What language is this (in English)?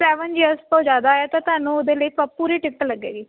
Punjabi